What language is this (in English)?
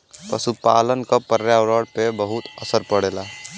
Bhojpuri